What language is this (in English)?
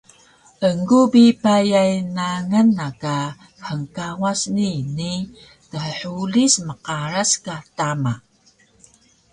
Taroko